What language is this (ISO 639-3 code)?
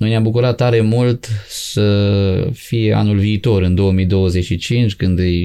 ron